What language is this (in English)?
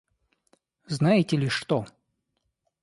Russian